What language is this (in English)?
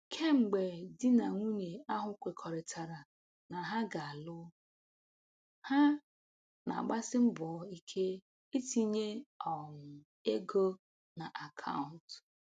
Igbo